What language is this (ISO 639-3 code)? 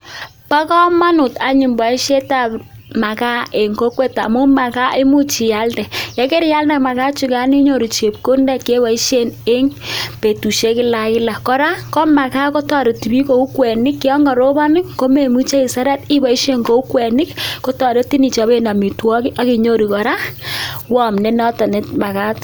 kln